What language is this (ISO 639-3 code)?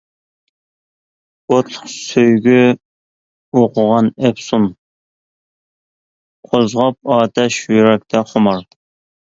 uig